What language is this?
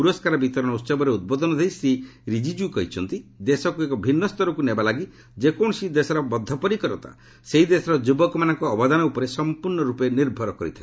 Odia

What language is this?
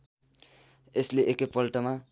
Nepali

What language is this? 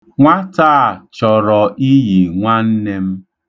Igbo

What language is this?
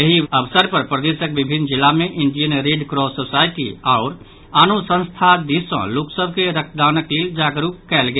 Maithili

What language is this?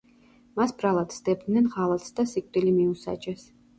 Georgian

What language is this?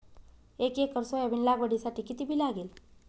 Marathi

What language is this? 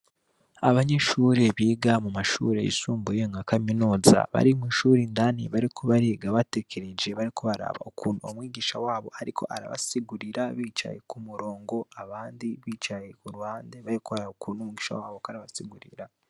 Rundi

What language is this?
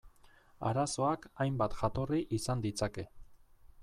Basque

